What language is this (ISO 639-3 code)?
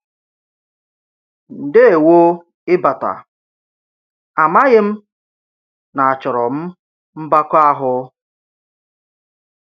ibo